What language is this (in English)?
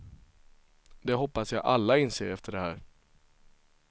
Swedish